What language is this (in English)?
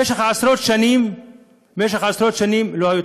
Hebrew